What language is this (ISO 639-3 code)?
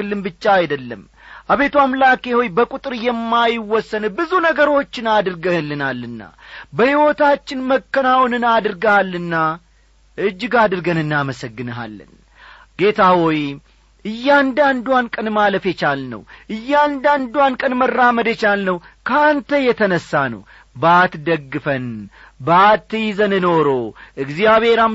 amh